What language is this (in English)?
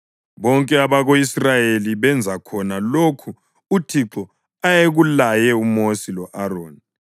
North Ndebele